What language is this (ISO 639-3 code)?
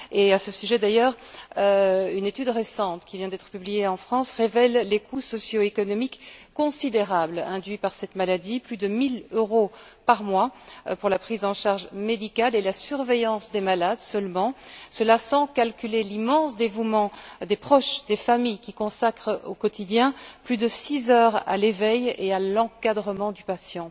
fra